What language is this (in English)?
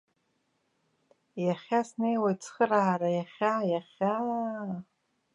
Abkhazian